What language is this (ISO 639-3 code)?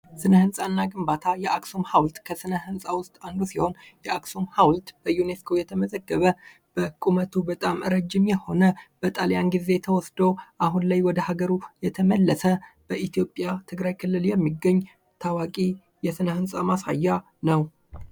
amh